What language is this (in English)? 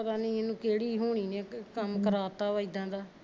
Punjabi